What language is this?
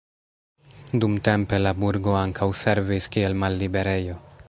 Esperanto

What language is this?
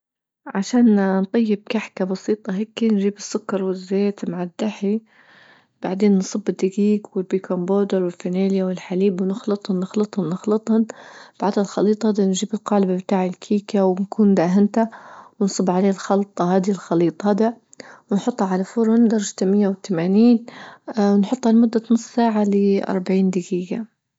Libyan Arabic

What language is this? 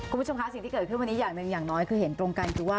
Thai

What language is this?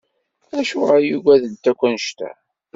Kabyle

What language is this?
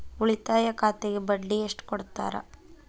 Kannada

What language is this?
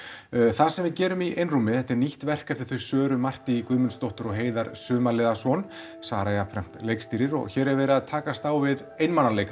Icelandic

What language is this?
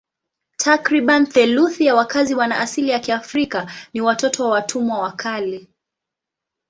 Swahili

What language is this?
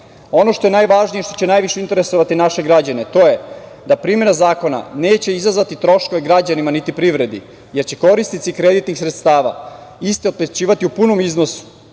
Serbian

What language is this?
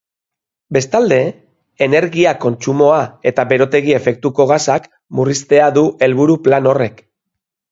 Basque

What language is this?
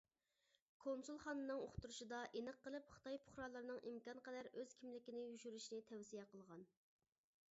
Uyghur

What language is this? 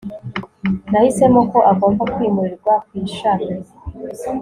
Kinyarwanda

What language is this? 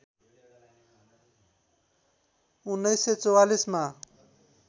Nepali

